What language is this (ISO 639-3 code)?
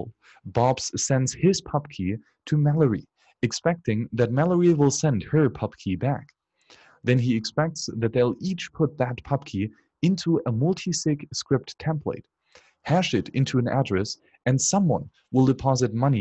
eng